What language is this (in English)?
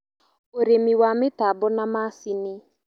Kikuyu